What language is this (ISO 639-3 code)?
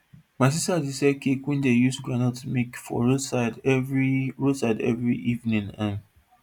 pcm